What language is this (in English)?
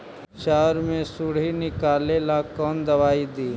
Magahi